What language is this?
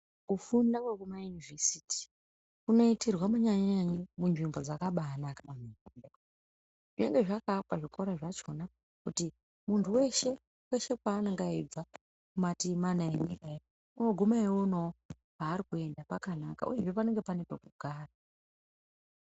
Ndau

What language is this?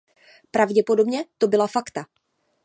Czech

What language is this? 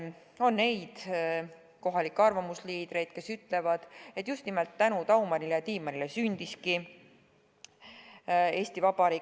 Estonian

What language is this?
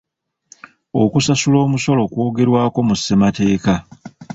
Ganda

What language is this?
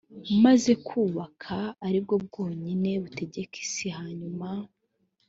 Kinyarwanda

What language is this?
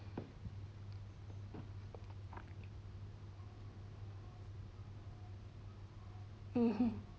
English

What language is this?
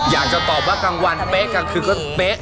Thai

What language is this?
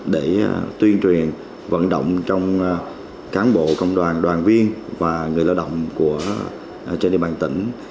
Vietnamese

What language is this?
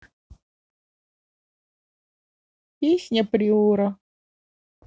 Russian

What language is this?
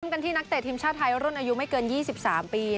Thai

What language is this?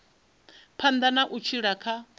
Venda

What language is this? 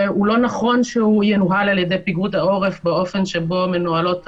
Hebrew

